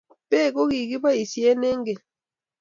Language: Kalenjin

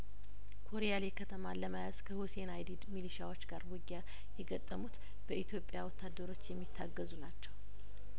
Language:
Amharic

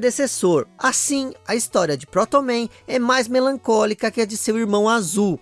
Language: Portuguese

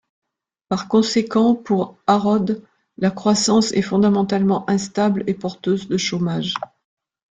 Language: French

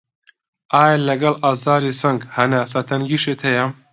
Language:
Central Kurdish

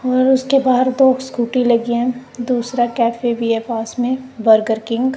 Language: Hindi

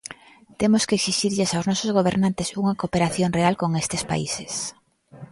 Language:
Galician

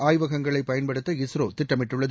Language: Tamil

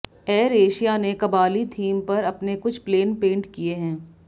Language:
Hindi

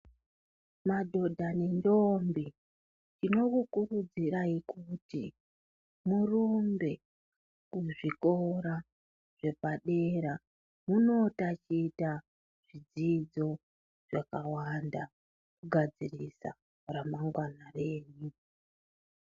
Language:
Ndau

